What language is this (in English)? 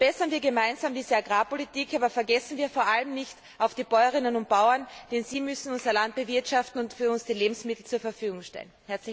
German